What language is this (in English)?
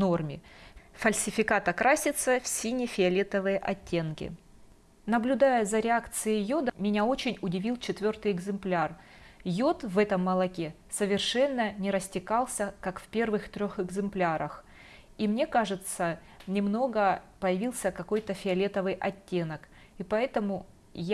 Russian